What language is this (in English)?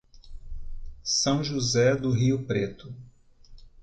Portuguese